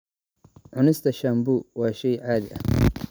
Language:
Somali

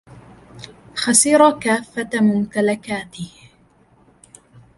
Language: Arabic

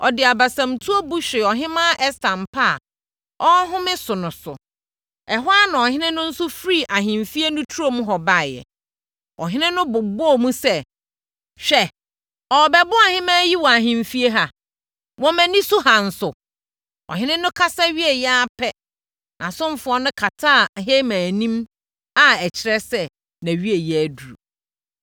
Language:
Akan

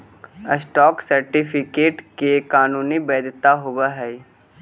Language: Magahi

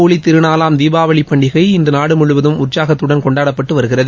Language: Tamil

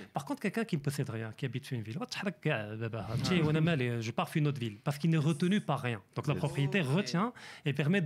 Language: French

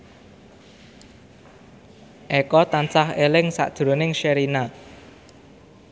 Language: Javanese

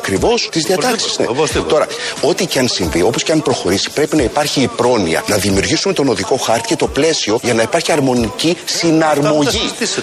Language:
Greek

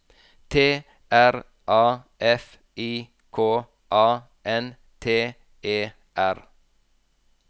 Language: Norwegian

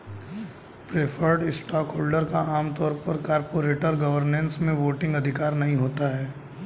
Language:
Hindi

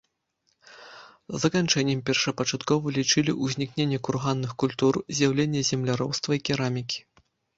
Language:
Belarusian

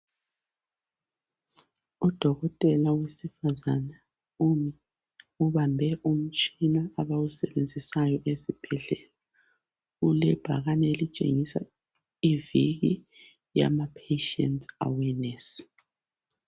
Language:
North Ndebele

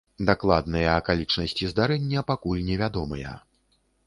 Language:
Belarusian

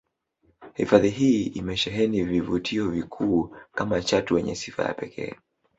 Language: Swahili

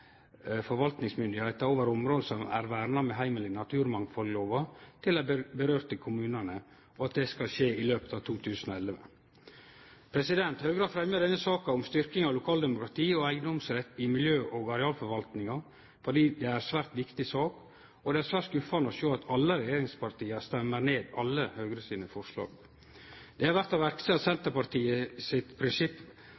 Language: Norwegian Nynorsk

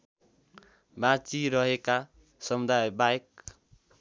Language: Nepali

